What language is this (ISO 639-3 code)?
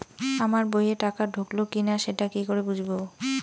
ben